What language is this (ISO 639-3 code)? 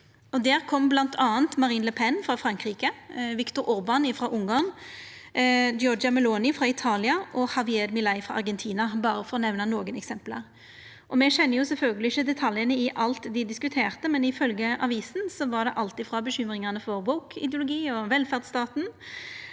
nor